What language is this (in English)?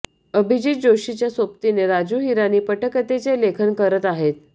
Marathi